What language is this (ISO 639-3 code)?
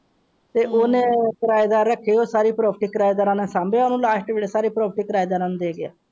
pan